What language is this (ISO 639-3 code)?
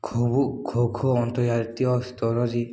ori